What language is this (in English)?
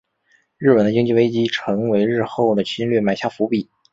Chinese